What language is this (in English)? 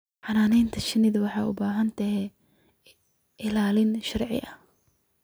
Somali